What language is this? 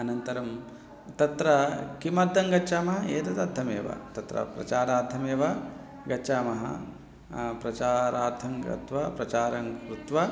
Sanskrit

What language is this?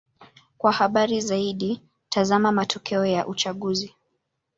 Swahili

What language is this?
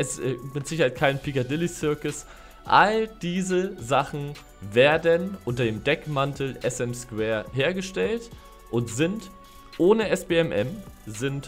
German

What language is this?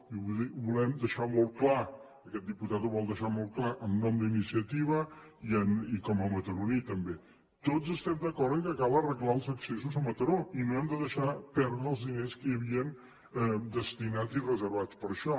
Catalan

